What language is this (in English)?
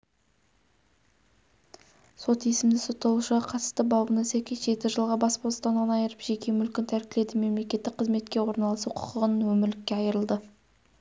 Kazakh